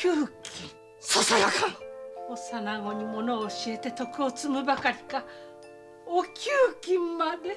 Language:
Japanese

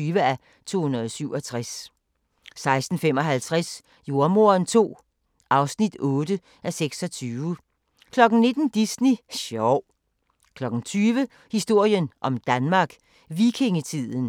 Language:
Danish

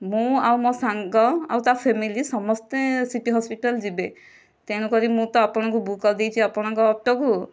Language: Odia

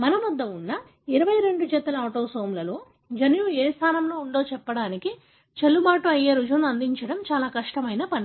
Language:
Telugu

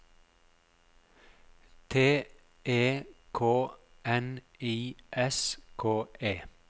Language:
Norwegian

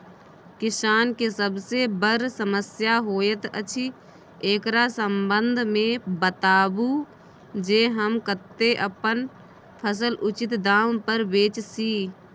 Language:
Maithili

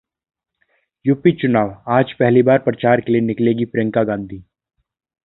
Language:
Hindi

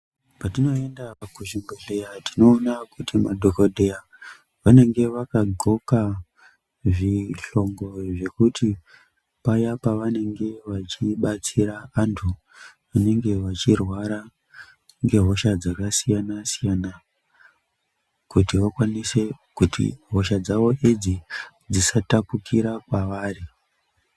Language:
Ndau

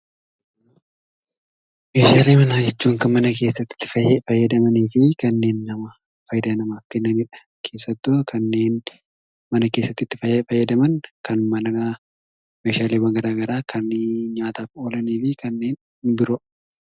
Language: Oromo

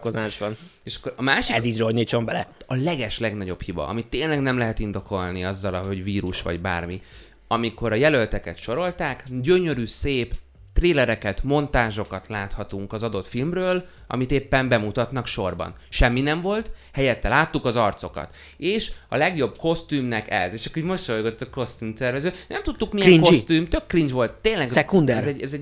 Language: Hungarian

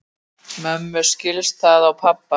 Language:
Icelandic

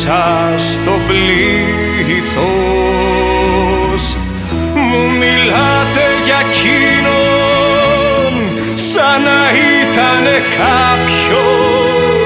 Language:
Greek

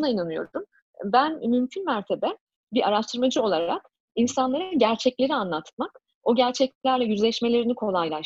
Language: Turkish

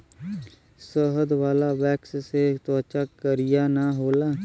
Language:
Bhojpuri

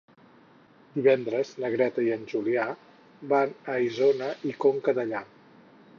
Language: Catalan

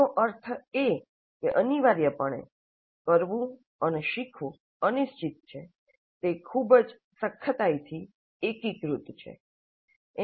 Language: Gujarati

